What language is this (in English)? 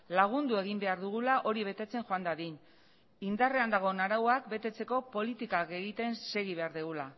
Basque